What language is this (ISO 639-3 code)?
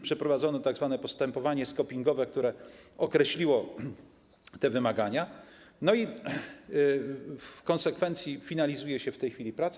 pol